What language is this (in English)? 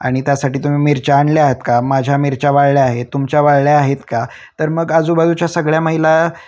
Marathi